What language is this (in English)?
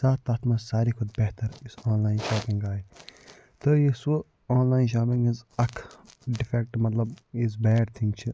Kashmiri